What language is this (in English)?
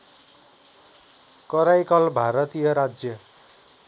Nepali